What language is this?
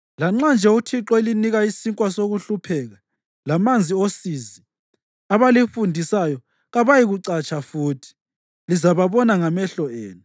North Ndebele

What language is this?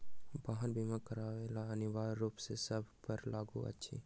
Maithili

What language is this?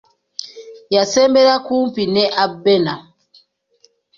Ganda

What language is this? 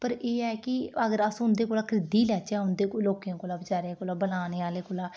Dogri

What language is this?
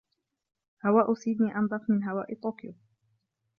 Arabic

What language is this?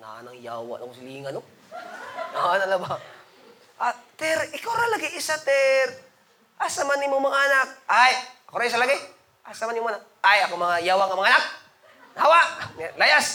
Filipino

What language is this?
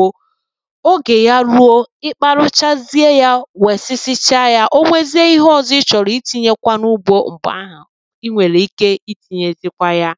Igbo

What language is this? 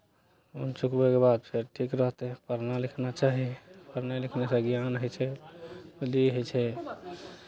Maithili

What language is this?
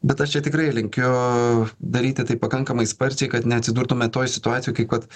Lithuanian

